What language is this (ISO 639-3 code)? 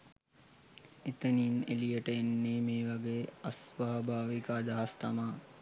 sin